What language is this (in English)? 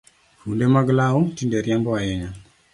Luo (Kenya and Tanzania)